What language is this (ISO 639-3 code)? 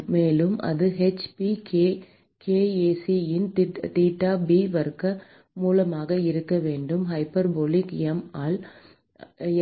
tam